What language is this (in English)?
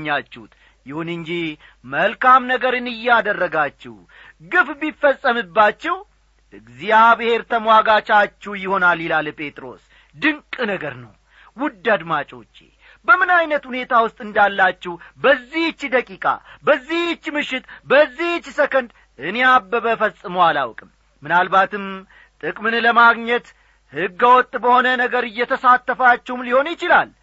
Amharic